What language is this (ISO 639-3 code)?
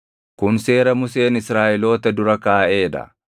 orm